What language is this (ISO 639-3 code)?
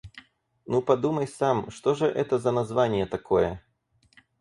rus